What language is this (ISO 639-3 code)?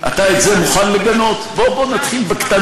heb